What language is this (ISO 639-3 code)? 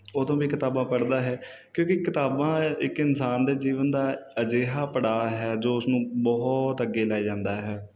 pan